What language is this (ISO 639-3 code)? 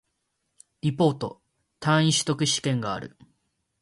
jpn